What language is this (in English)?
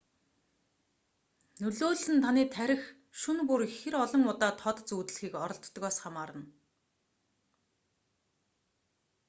Mongolian